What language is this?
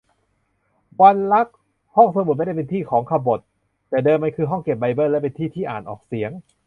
Thai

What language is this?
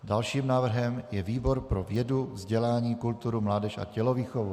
Czech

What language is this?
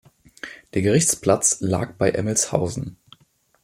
German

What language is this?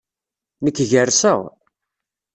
Kabyle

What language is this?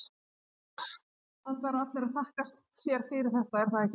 Icelandic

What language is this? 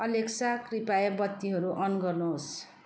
Nepali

